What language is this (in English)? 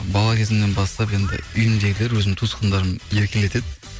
Kazakh